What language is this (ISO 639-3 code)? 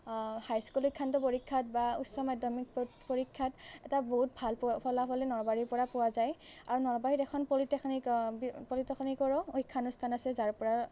asm